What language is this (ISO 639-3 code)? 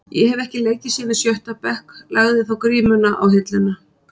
isl